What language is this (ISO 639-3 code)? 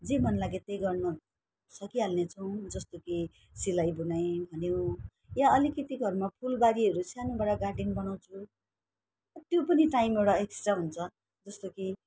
nep